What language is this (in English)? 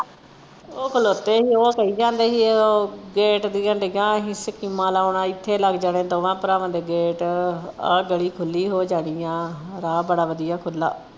Punjabi